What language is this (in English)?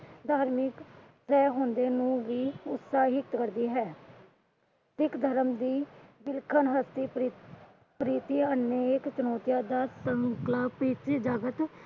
Punjabi